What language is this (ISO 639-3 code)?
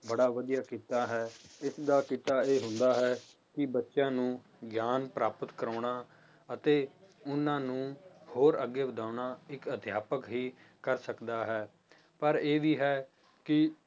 pan